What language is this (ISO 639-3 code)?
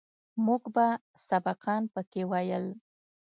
pus